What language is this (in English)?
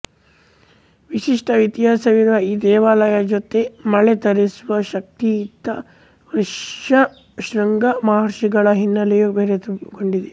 Kannada